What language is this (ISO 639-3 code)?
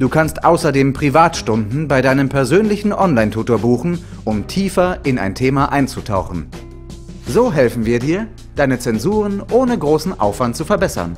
deu